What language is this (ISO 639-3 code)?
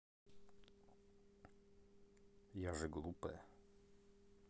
rus